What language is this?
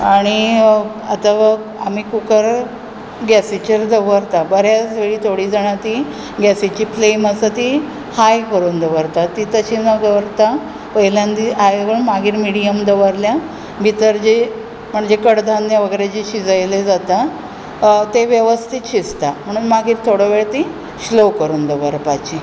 Konkani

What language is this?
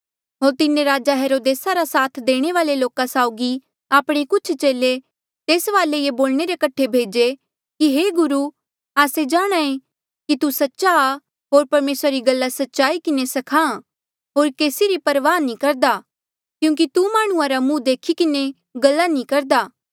Mandeali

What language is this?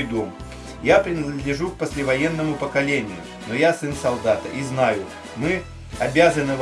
Russian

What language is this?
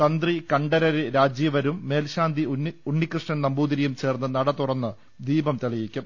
Malayalam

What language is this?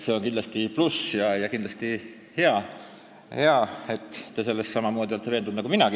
Estonian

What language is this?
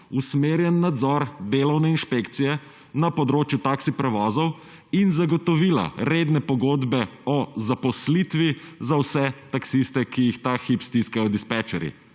Slovenian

